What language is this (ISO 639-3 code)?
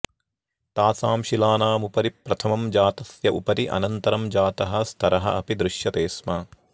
san